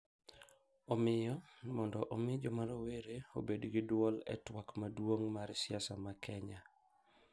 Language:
Luo (Kenya and Tanzania)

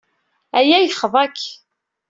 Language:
Kabyle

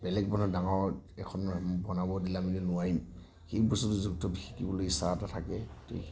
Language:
Assamese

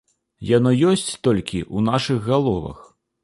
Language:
Belarusian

